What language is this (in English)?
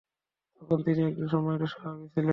Bangla